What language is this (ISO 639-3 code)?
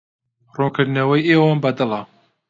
ckb